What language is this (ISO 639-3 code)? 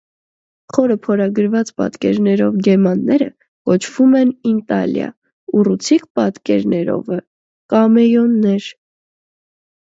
hye